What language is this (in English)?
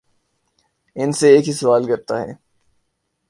Urdu